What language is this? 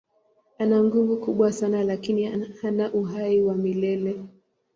Swahili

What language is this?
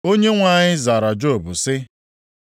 Igbo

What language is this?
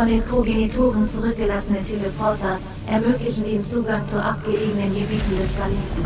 German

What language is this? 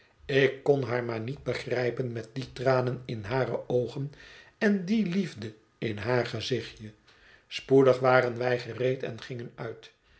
Dutch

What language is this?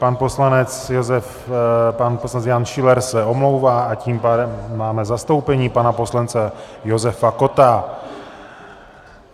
Czech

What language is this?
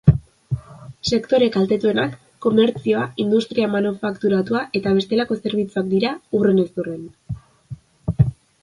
Basque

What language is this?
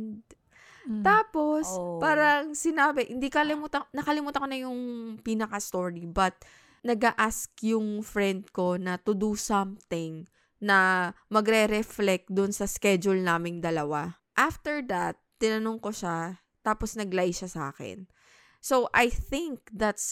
Filipino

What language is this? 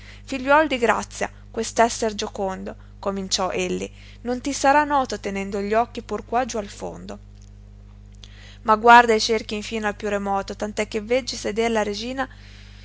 Italian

